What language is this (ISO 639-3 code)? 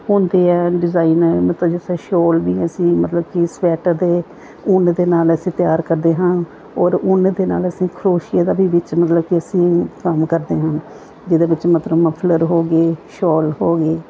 pan